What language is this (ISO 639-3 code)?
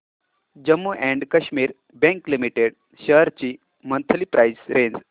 mar